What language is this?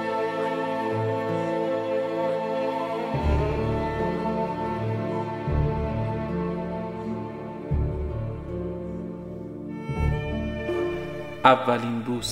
Persian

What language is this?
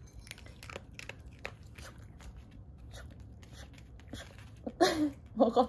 Korean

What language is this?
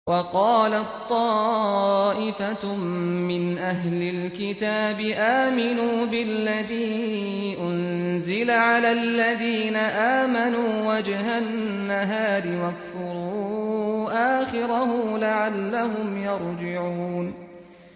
Arabic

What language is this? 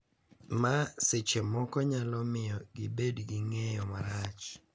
Luo (Kenya and Tanzania)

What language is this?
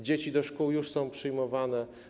Polish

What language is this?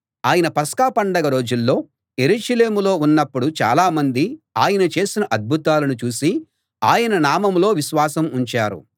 Telugu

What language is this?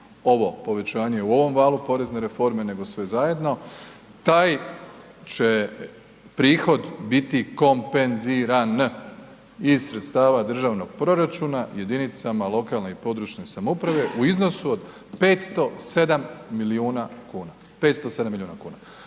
Croatian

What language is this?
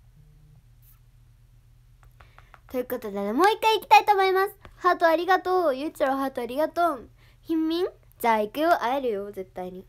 Japanese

